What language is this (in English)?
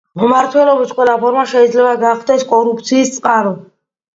Georgian